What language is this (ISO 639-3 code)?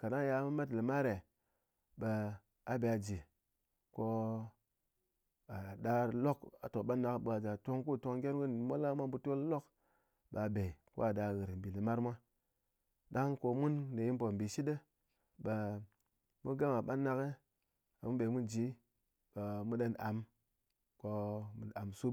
anc